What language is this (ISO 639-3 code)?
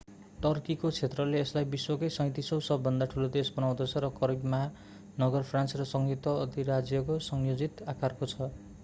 nep